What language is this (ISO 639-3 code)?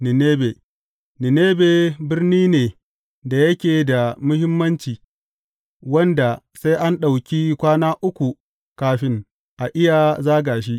hau